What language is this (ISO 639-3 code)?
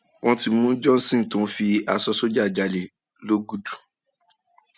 yor